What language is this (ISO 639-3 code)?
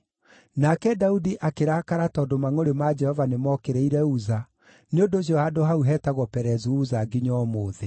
kik